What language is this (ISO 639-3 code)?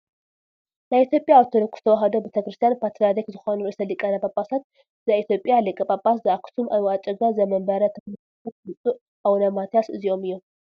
tir